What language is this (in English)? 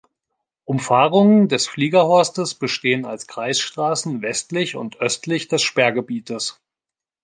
German